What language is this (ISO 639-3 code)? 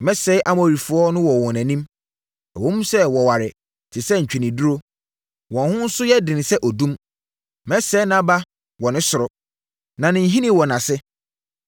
aka